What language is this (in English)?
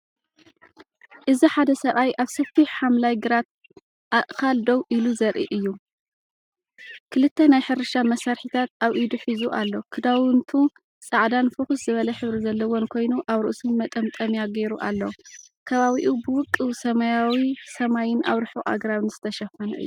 Tigrinya